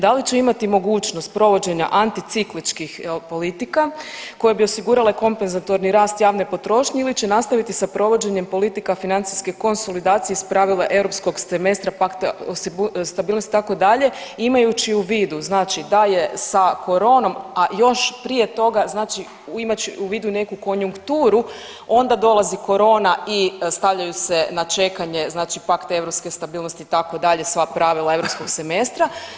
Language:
Croatian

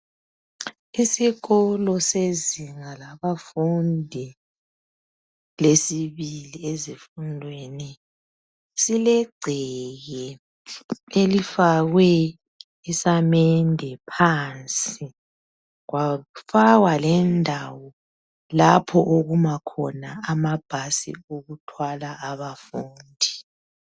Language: North Ndebele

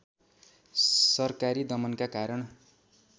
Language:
Nepali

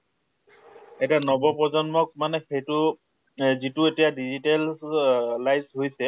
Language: Assamese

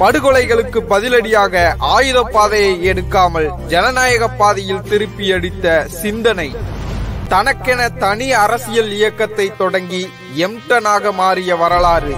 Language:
Thai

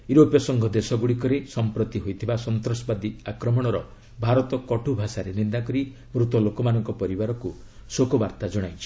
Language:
Odia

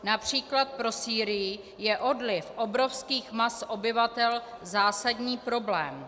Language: Czech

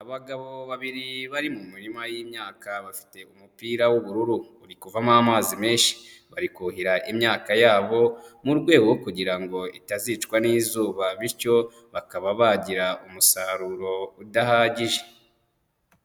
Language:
Kinyarwanda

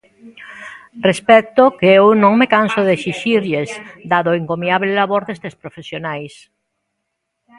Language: Galician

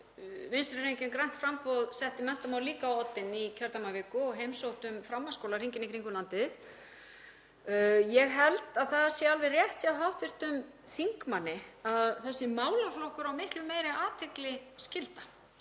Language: Icelandic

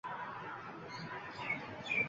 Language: Uzbek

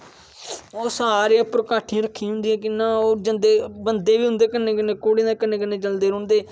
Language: Dogri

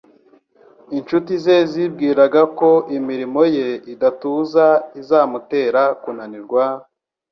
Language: Kinyarwanda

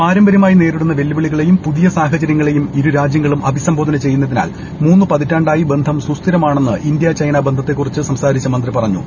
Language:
Malayalam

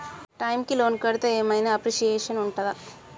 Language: Telugu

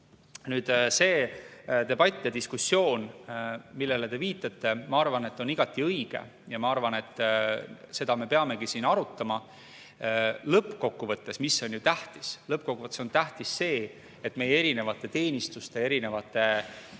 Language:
Estonian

